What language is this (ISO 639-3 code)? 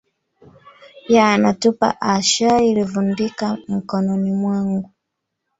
swa